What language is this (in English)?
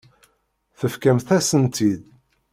Kabyle